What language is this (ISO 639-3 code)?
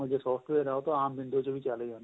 pan